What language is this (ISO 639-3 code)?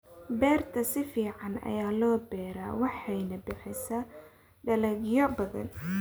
som